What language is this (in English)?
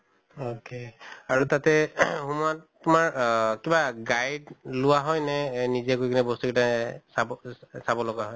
Assamese